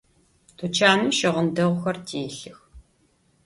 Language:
Adyghe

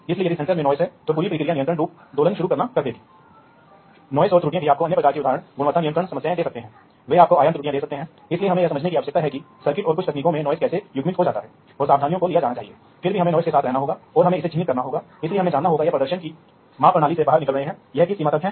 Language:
Hindi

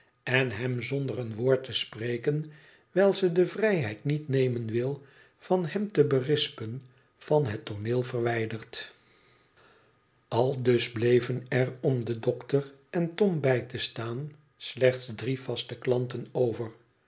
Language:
Dutch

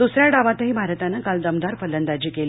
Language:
Marathi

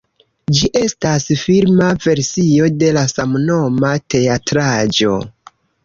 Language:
Esperanto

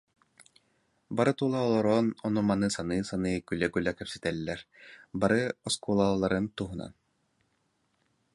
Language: Yakut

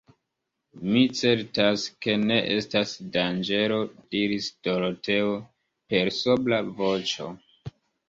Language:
Esperanto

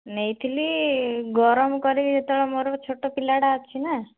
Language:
Odia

